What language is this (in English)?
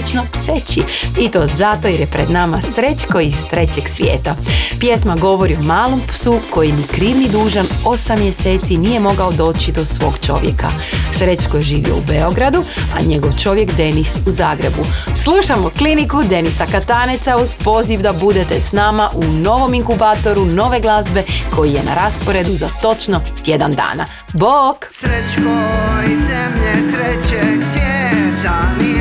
Croatian